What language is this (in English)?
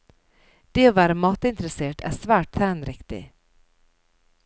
Norwegian